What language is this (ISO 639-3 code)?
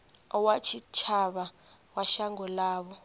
ven